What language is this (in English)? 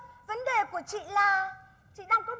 Vietnamese